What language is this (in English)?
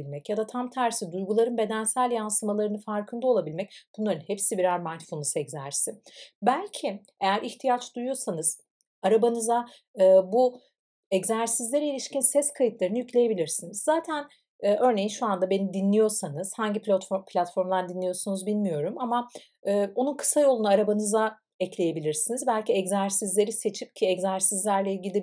Turkish